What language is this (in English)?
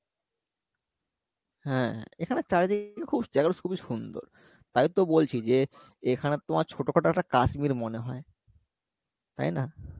Bangla